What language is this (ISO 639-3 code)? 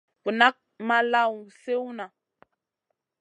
mcn